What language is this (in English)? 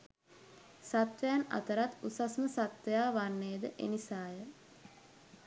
Sinhala